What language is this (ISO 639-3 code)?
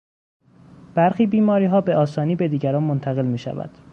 fas